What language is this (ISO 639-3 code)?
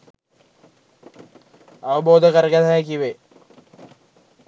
sin